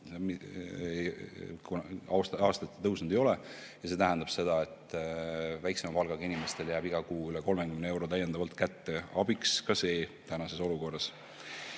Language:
Estonian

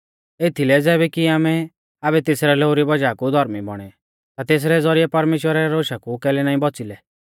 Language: Mahasu Pahari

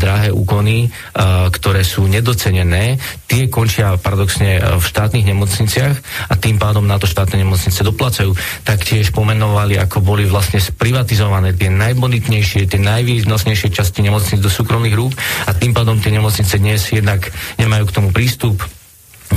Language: Slovak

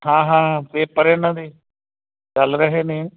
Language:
Punjabi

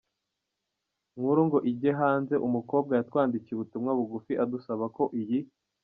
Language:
Kinyarwanda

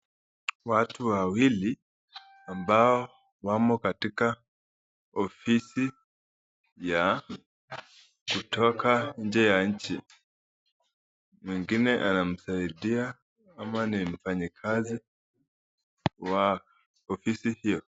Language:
Swahili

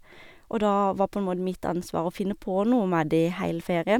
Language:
Norwegian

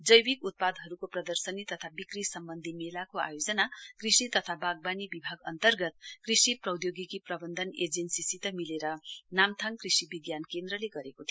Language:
Nepali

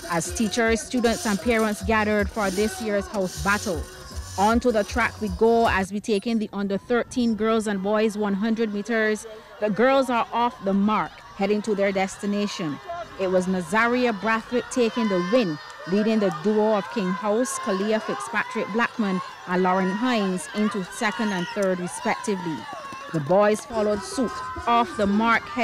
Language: English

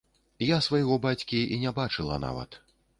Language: Belarusian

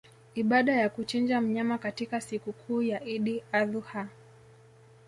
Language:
Swahili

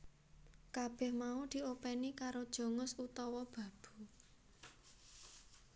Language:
Javanese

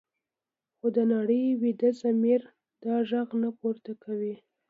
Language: Pashto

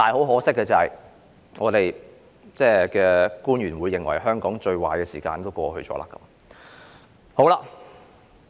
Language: Cantonese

